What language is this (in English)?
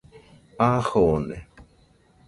Nüpode Huitoto